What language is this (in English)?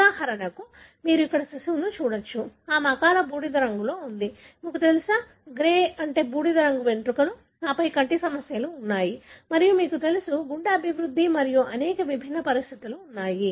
Telugu